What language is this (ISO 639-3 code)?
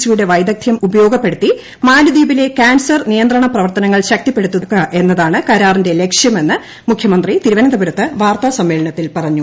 mal